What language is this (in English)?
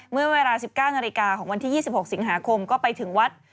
Thai